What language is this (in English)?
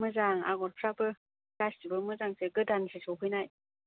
Bodo